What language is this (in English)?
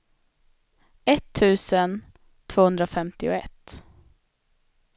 Swedish